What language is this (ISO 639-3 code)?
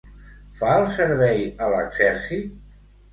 cat